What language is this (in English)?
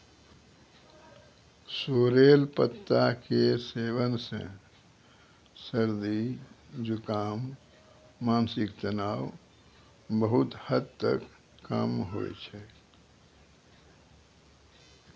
Maithili